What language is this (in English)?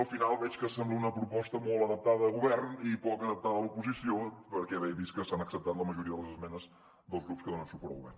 Catalan